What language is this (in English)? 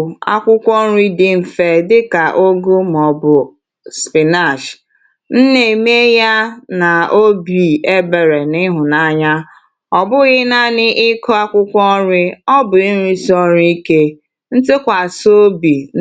Igbo